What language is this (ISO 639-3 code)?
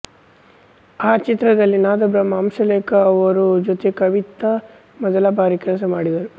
kan